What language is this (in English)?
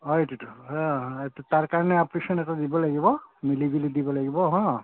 Assamese